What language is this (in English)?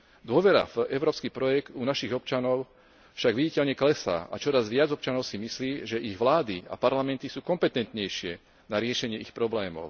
Slovak